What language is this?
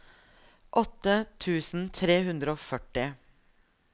Norwegian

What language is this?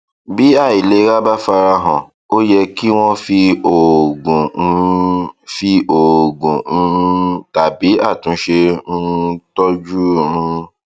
Yoruba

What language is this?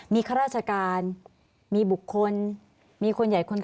Thai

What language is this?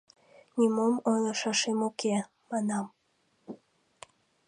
Mari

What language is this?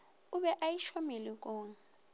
Northern Sotho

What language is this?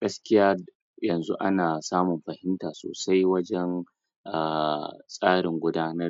Hausa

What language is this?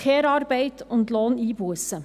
Swiss German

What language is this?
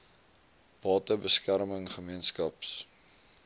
Afrikaans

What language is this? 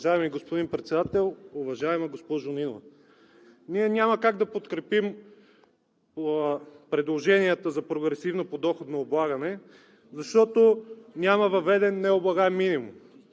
Bulgarian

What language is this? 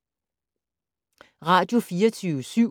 Danish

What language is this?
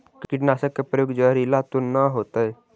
Magahi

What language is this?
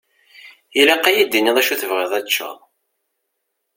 Kabyle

